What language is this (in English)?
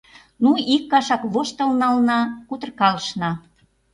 Mari